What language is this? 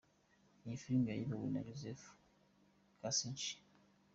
Kinyarwanda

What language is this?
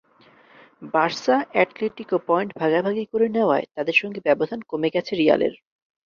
Bangla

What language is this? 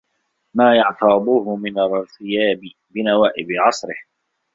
Arabic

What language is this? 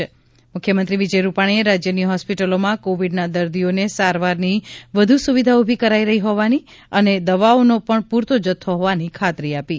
Gujarati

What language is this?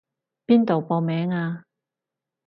Cantonese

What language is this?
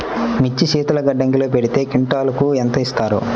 Telugu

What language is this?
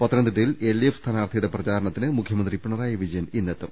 Malayalam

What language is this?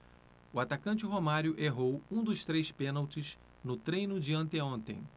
Portuguese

